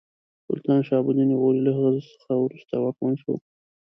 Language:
Pashto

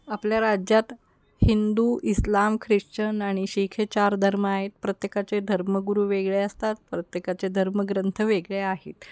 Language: Marathi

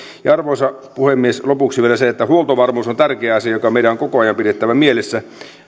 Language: Finnish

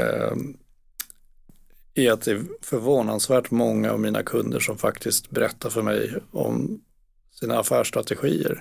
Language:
Swedish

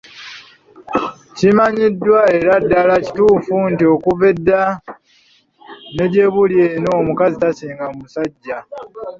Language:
Ganda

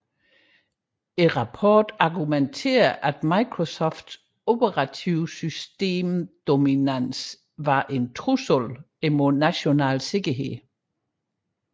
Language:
Danish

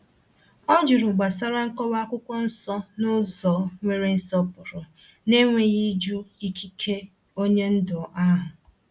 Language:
Igbo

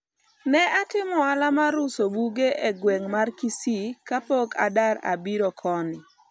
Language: Luo (Kenya and Tanzania)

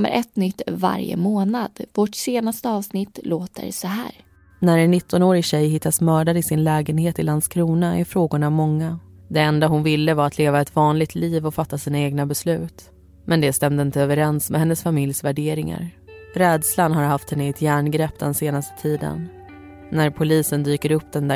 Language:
Swedish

